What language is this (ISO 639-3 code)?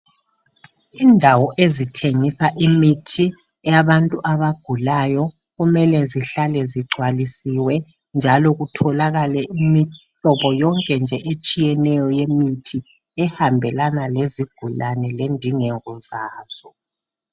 nde